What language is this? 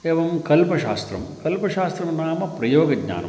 Sanskrit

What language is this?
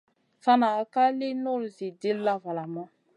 Masana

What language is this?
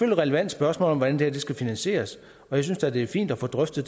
Danish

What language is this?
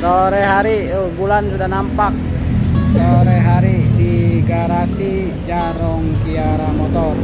Indonesian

